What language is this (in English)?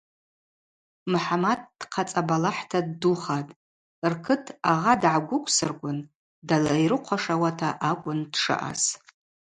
Abaza